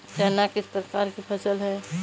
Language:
Hindi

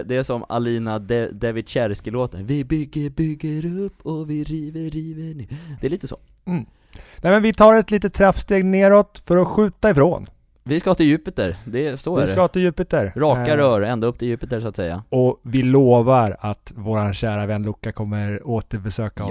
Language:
Swedish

